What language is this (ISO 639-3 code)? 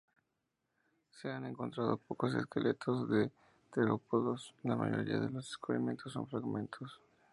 spa